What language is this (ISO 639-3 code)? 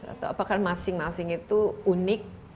ind